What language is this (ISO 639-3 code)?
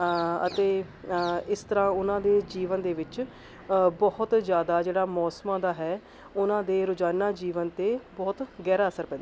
pan